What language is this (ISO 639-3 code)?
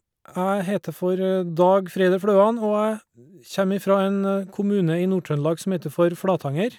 nor